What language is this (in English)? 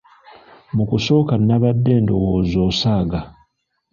Ganda